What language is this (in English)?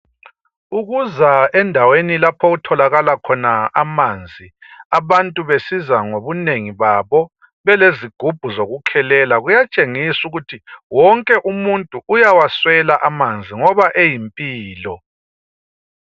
North Ndebele